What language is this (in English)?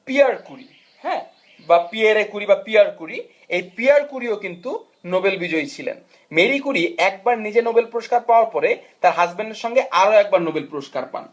Bangla